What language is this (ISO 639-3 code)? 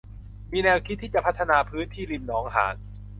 tha